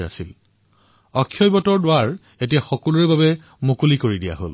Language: Assamese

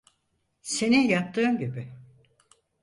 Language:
Turkish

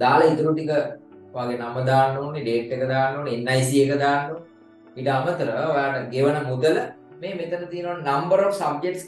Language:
Indonesian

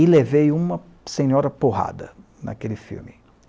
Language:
Portuguese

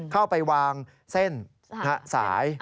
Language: Thai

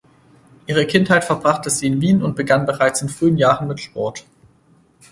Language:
German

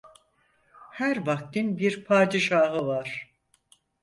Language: Turkish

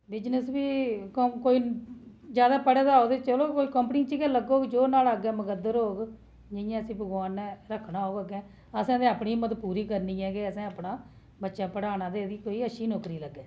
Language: Dogri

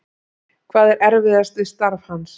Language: Icelandic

